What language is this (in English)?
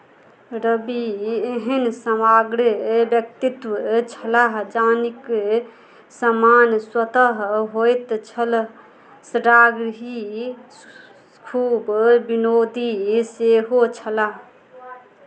Maithili